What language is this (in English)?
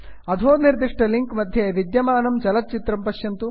Sanskrit